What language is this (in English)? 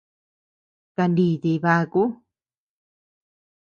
Tepeuxila Cuicatec